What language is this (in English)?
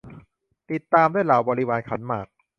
Thai